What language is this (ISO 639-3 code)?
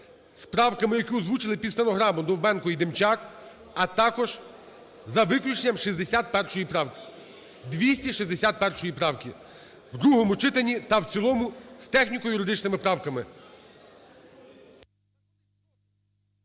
ukr